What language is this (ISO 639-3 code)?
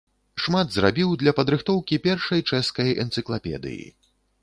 bel